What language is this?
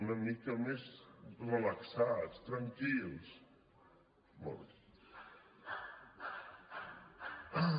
Catalan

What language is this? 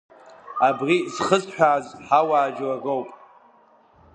Abkhazian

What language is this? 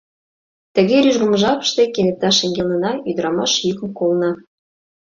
Mari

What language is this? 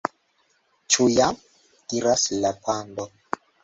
Esperanto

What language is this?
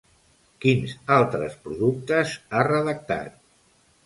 Catalan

